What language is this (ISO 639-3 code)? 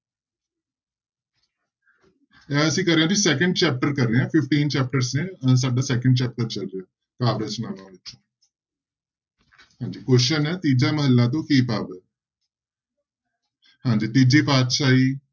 pan